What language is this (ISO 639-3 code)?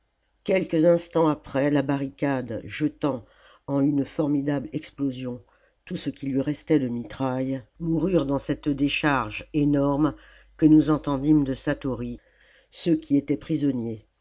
fra